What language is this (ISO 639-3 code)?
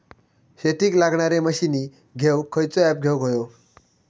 mar